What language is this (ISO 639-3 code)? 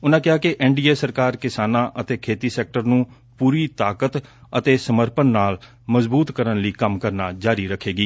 pan